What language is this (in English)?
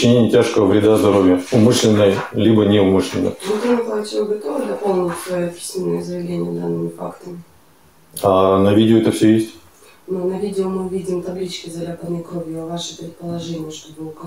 Russian